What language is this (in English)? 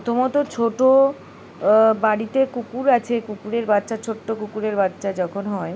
Bangla